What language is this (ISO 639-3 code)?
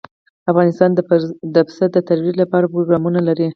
pus